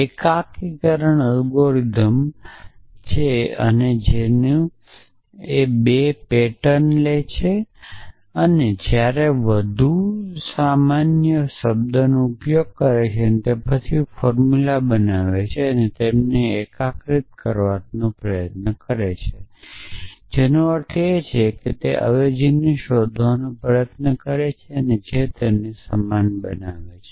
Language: Gujarati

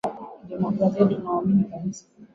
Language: Swahili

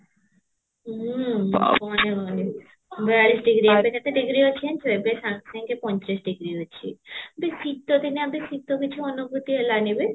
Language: Odia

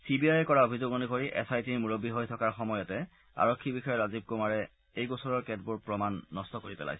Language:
Assamese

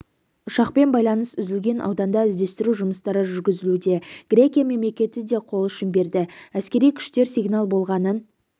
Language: Kazakh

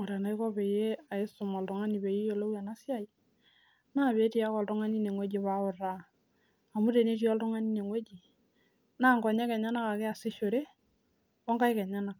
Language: Masai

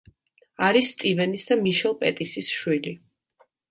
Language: Georgian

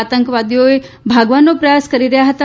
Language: Gujarati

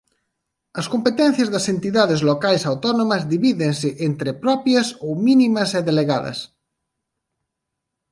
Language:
Galician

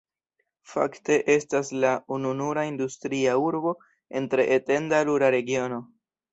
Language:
Esperanto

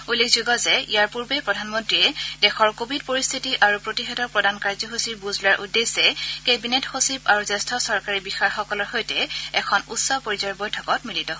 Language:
Assamese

